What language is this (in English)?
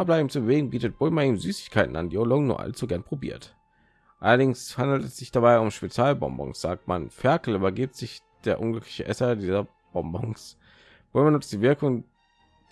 German